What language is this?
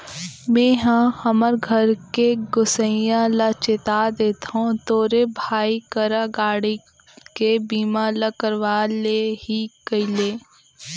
Chhattisgarhi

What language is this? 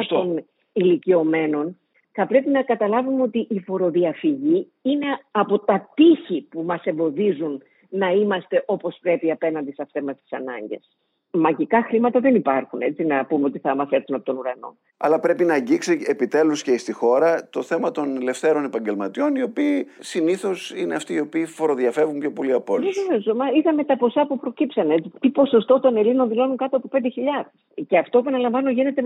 Greek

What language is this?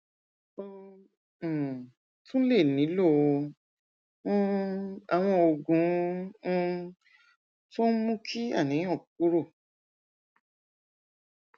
Yoruba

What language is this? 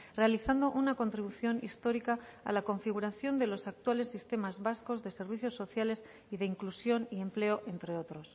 Spanish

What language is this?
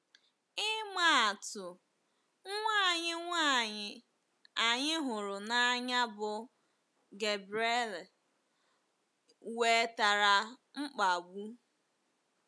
Igbo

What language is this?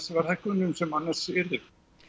Icelandic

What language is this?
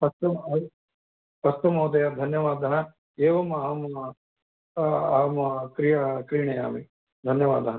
Sanskrit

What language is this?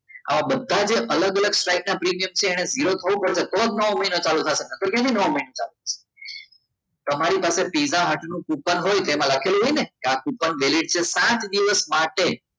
Gujarati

